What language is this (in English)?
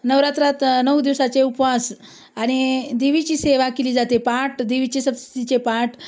Marathi